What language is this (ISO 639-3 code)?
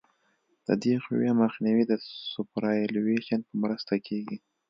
pus